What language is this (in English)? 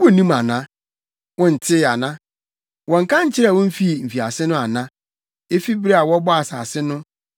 Akan